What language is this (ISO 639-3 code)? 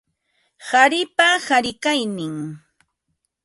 qva